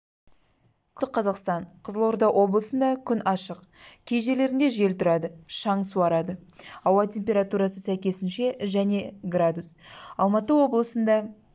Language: Kazakh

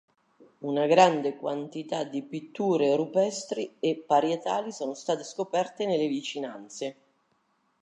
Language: Italian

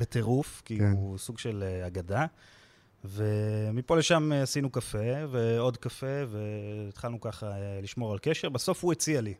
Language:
Hebrew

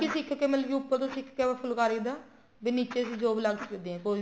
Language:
Punjabi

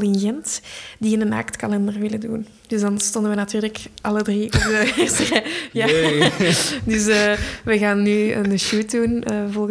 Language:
Dutch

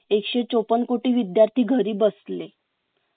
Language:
Marathi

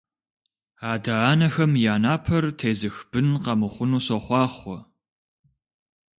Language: Kabardian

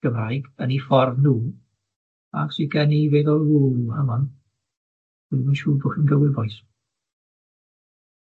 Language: Welsh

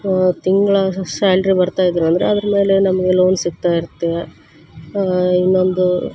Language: Kannada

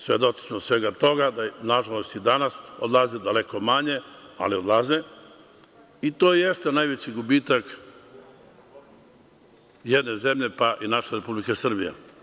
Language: Serbian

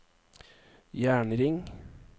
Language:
Norwegian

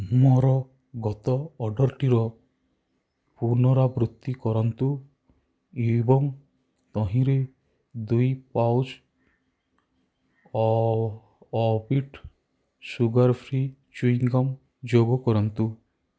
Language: Odia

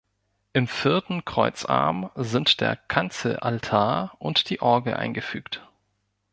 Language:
German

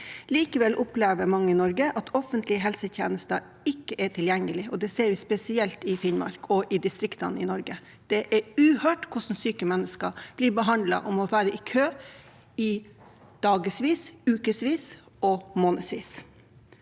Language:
Norwegian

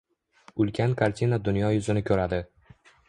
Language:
Uzbek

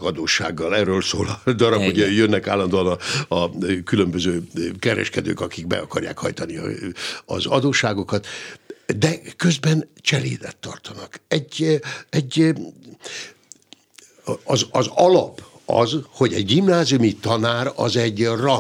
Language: Hungarian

